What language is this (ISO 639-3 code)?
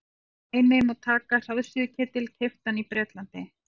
isl